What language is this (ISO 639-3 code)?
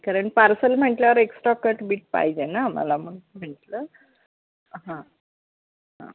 mar